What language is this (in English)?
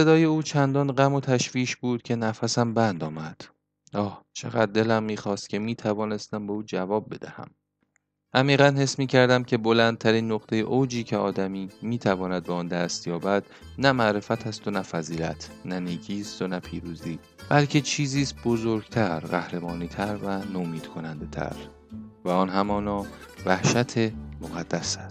Persian